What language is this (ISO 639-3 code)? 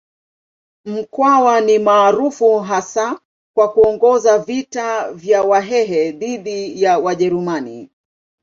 swa